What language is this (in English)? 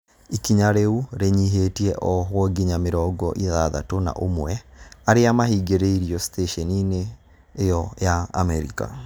Kikuyu